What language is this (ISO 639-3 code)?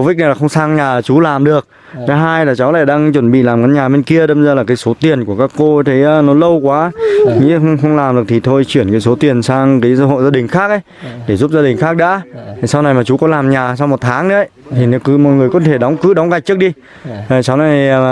vie